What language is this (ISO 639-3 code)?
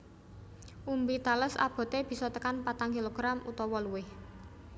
jav